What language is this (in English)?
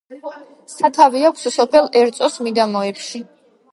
Georgian